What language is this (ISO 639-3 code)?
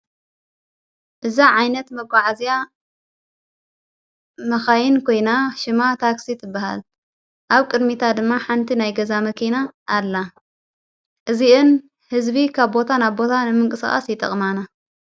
tir